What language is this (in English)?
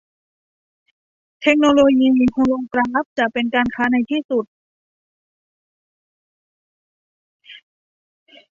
Thai